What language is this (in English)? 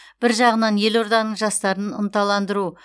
Kazakh